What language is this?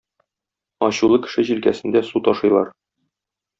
Tatar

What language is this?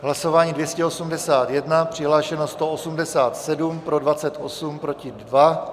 Czech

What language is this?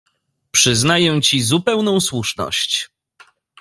Polish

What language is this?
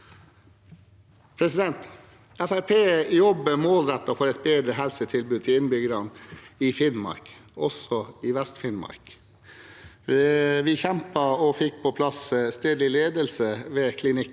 Norwegian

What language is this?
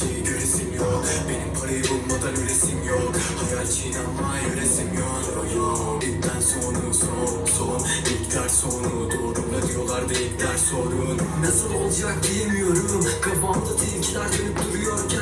Turkish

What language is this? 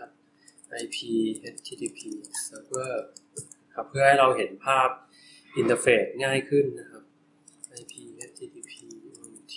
Thai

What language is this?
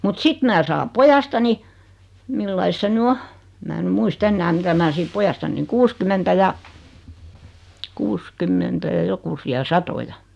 Finnish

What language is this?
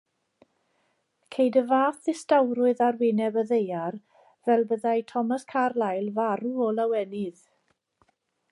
Welsh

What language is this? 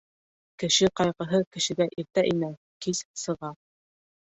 Bashkir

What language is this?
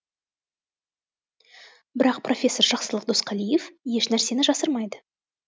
Kazakh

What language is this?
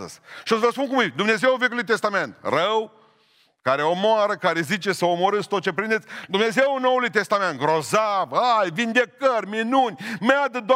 Romanian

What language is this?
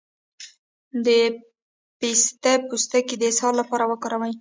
Pashto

